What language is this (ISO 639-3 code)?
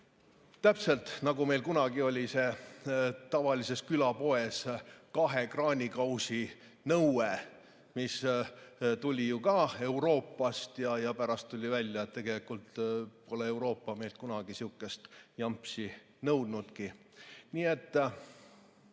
est